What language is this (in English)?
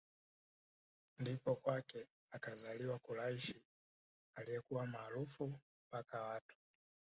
Swahili